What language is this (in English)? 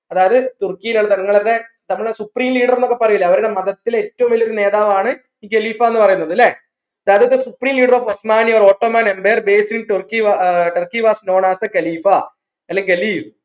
Malayalam